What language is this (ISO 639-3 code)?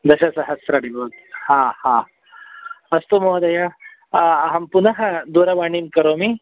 san